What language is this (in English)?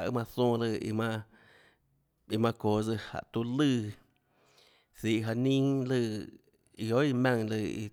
Tlacoatzintepec Chinantec